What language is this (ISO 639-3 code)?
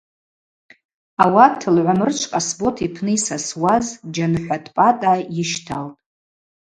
abq